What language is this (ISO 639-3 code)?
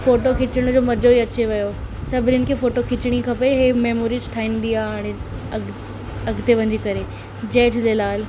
snd